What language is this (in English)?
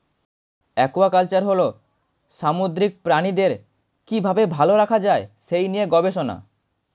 Bangla